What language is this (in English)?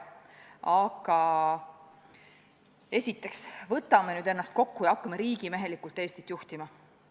Estonian